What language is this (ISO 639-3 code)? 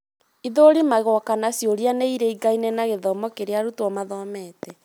kik